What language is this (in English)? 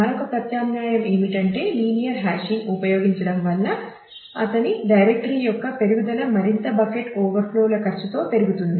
Telugu